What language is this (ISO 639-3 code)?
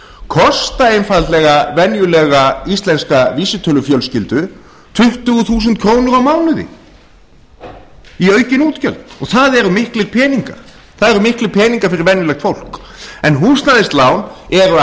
isl